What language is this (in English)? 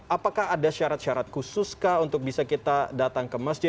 Indonesian